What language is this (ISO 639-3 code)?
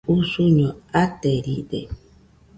hux